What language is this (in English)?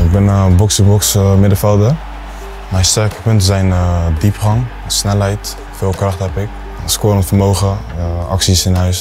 Dutch